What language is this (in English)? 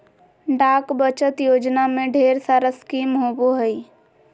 Magahi